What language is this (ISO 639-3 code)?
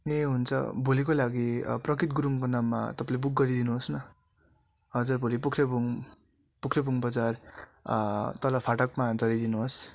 nep